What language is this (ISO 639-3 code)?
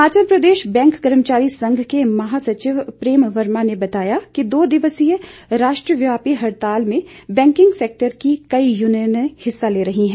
hin